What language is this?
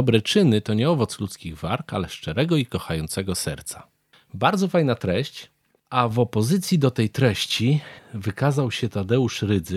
Polish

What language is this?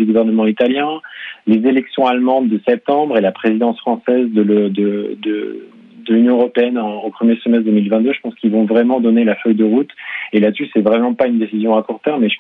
French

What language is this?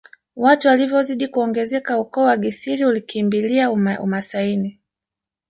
Swahili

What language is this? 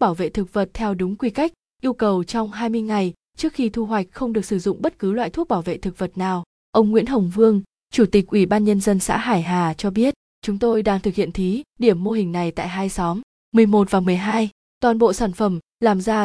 Vietnamese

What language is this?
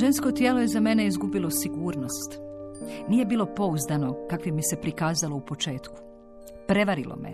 Croatian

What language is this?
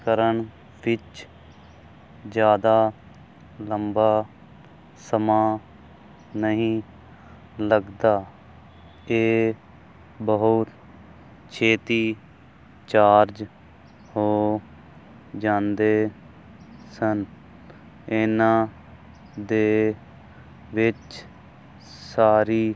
Punjabi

